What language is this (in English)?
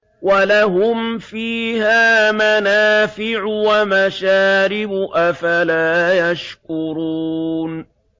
Arabic